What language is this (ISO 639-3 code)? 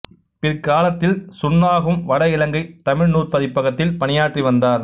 tam